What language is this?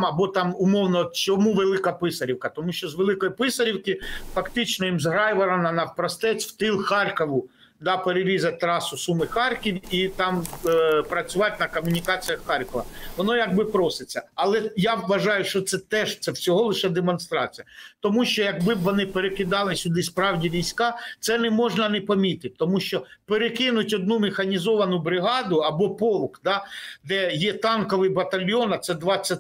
Ukrainian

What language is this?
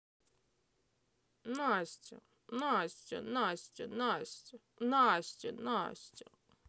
Russian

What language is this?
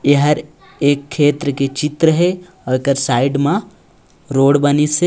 Chhattisgarhi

